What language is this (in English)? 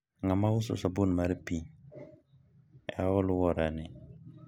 Luo (Kenya and Tanzania)